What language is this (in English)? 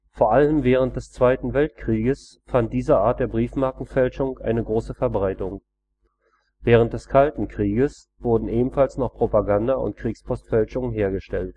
German